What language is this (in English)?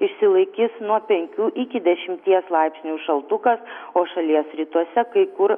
Lithuanian